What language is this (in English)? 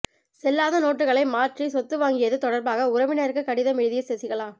Tamil